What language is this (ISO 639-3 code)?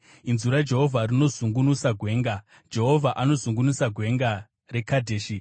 sna